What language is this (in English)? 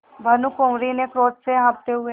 Hindi